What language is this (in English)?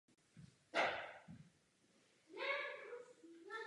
Czech